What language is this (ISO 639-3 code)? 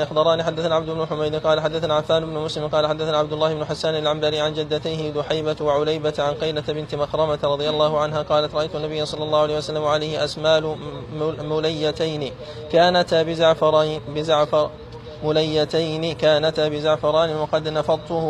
ara